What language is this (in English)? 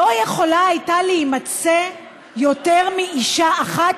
Hebrew